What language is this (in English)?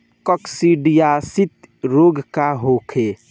Bhojpuri